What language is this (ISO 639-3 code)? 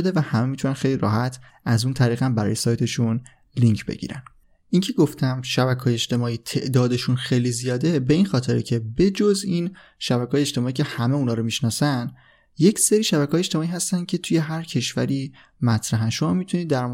fas